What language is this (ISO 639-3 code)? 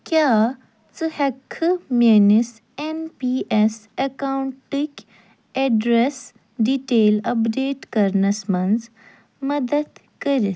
kas